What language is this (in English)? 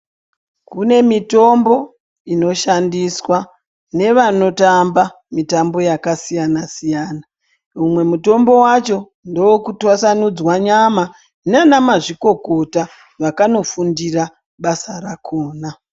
Ndau